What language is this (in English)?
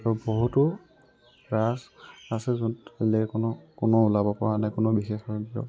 Assamese